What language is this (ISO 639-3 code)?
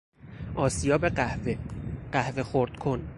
fas